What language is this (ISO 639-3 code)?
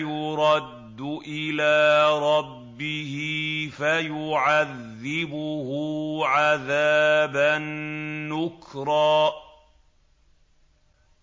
ara